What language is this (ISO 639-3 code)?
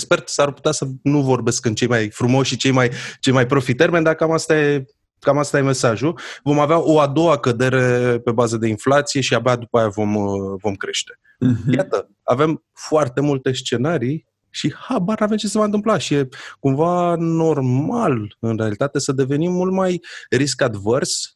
ron